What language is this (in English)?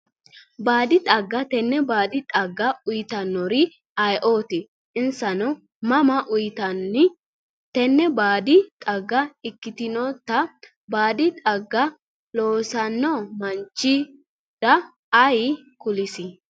Sidamo